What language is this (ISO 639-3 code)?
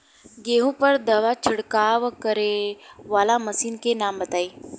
bho